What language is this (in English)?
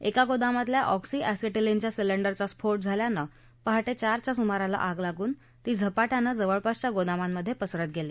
Marathi